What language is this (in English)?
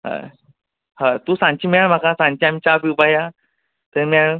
Konkani